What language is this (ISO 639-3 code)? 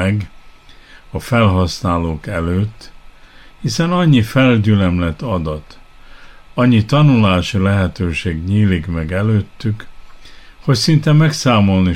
hun